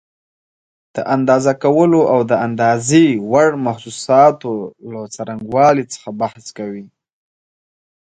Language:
Pashto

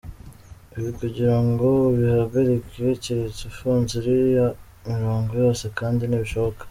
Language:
Kinyarwanda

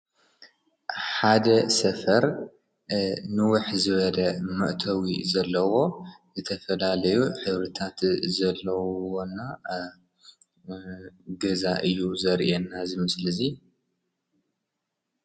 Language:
Tigrinya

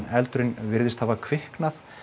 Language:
Icelandic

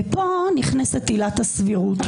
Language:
Hebrew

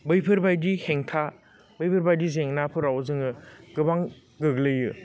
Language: Bodo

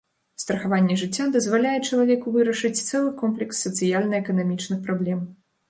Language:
Belarusian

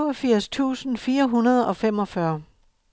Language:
Danish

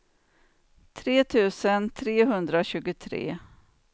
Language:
Swedish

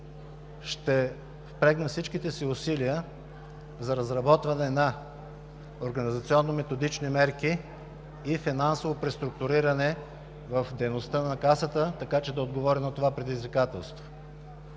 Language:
Bulgarian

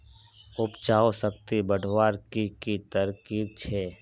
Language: Magahi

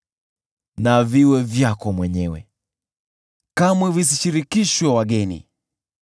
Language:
Swahili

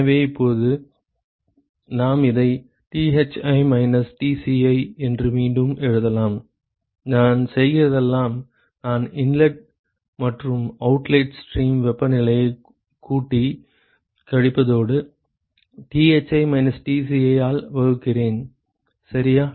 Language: Tamil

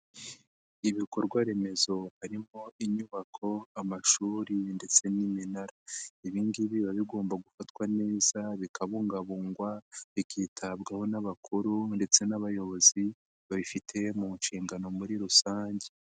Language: Kinyarwanda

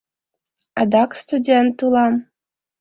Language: Mari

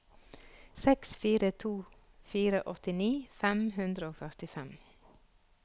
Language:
Norwegian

